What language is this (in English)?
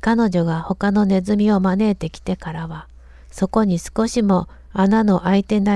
Japanese